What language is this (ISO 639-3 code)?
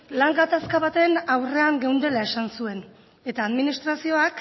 eus